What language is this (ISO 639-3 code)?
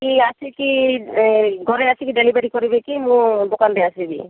ori